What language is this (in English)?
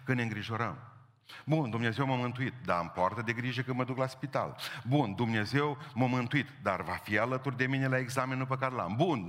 Romanian